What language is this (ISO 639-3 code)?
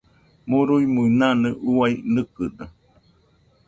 hux